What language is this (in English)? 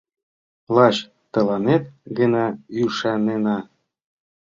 Mari